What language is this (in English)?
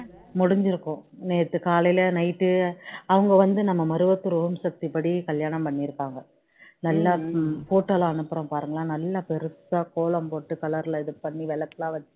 Tamil